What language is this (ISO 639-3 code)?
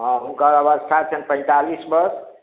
mai